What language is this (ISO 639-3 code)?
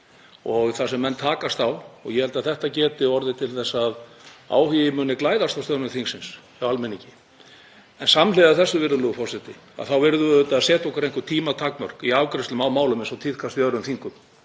isl